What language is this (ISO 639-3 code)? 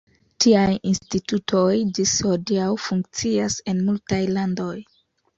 epo